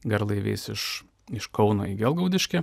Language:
Lithuanian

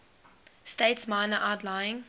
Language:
English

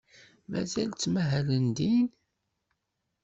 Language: Kabyle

